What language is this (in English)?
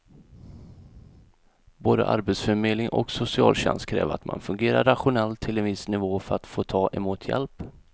Swedish